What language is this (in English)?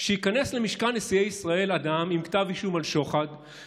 Hebrew